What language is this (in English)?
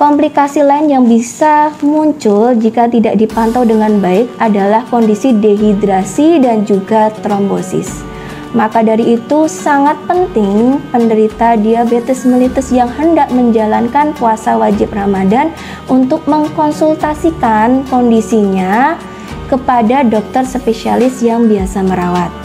Indonesian